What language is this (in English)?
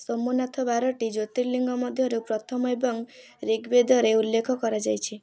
Odia